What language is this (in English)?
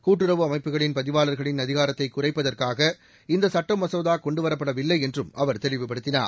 Tamil